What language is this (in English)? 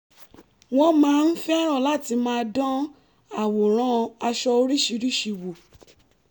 Yoruba